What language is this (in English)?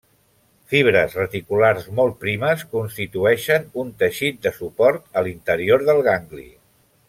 Catalan